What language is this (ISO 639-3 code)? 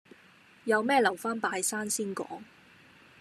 yue